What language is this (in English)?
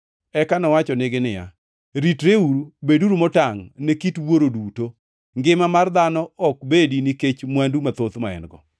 Luo (Kenya and Tanzania)